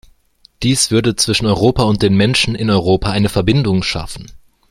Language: German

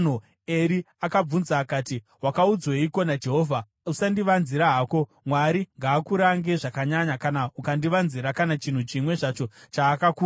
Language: Shona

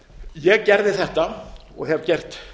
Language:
Icelandic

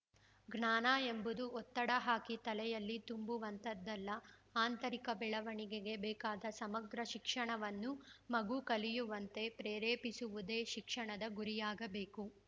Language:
Kannada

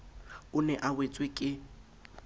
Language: Southern Sotho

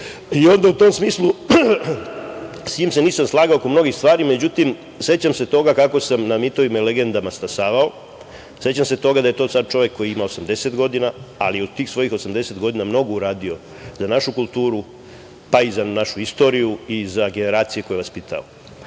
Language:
Serbian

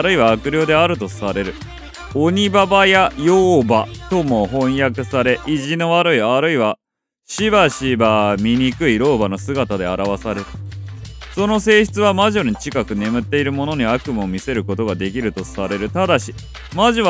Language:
Japanese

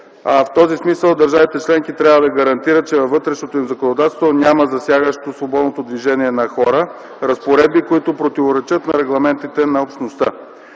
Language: Bulgarian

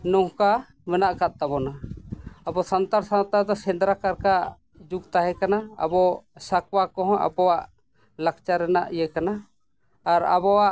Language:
Santali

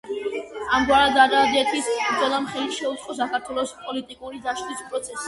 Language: Georgian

